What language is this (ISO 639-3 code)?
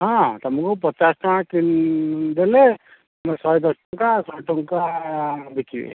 ori